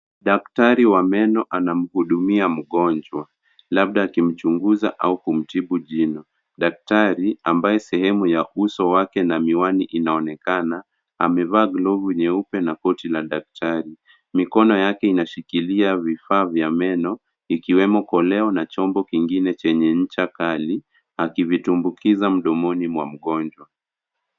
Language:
Swahili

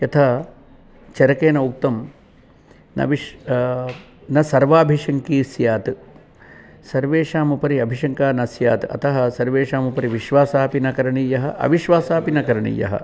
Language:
Sanskrit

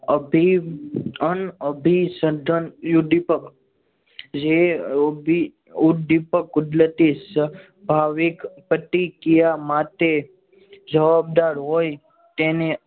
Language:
Gujarati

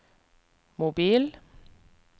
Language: Norwegian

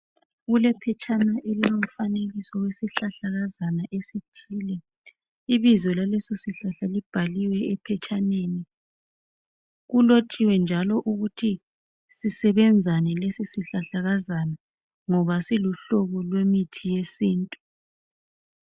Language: North Ndebele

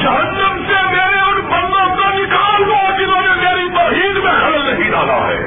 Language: Urdu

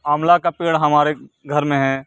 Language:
Urdu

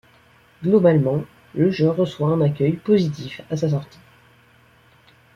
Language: French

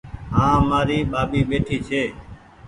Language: Goaria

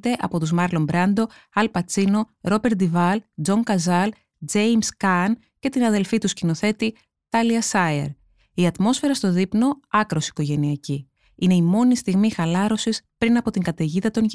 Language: Greek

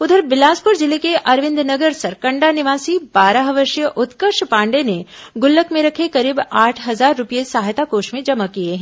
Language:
Hindi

